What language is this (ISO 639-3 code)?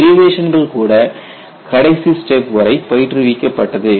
tam